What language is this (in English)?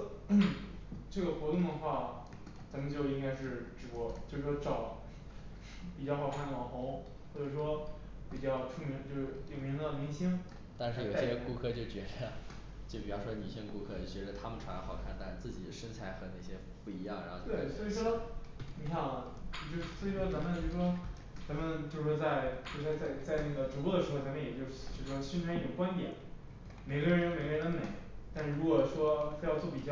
Chinese